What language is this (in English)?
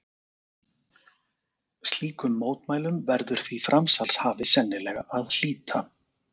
Icelandic